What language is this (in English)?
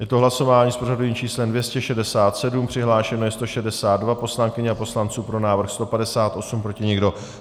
Czech